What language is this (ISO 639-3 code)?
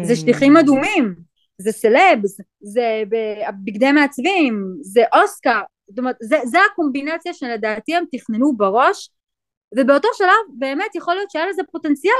heb